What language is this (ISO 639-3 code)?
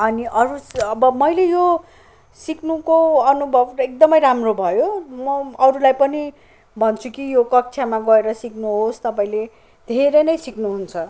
nep